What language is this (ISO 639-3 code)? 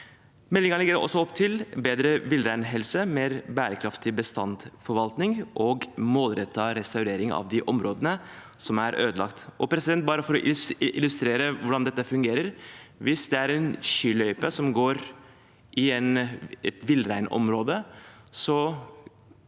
nor